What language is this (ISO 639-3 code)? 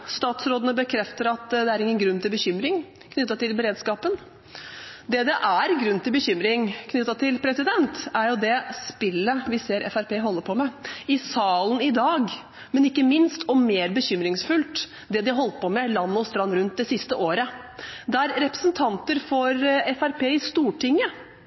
nob